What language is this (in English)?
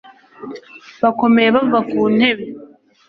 Kinyarwanda